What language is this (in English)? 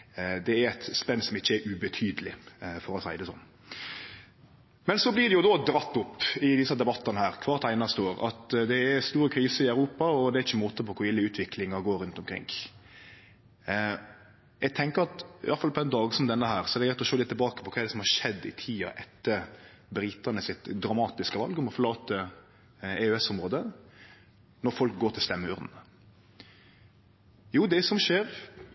Norwegian Nynorsk